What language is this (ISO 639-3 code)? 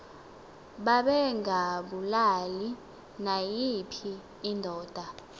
xho